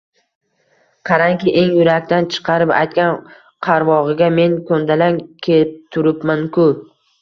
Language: Uzbek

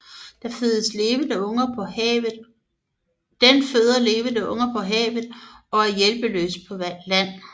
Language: Danish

